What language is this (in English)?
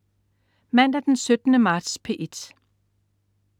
Danish